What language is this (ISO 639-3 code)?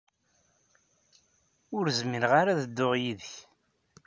kab